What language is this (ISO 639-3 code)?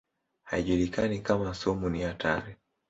swa